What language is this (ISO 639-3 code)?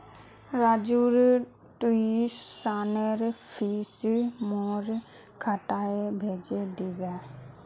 mag